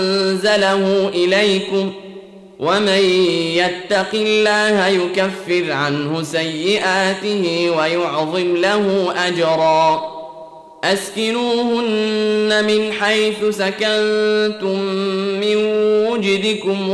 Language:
Arabic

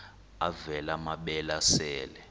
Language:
Xhosa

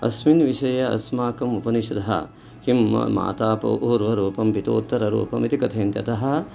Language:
Sanskrit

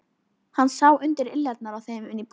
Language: Icelandic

